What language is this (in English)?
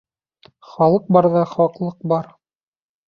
Bashkir